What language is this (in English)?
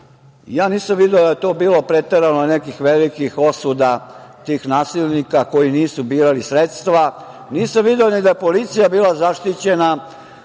Serbian